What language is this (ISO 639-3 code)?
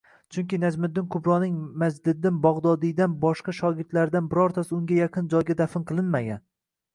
uzb